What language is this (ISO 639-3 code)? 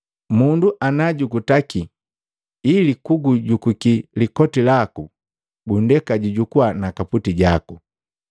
mgv